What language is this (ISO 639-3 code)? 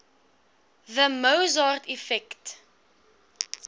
afr